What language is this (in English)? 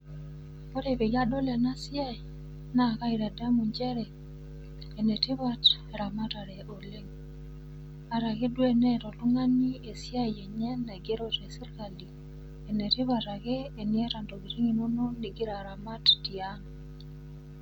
Masai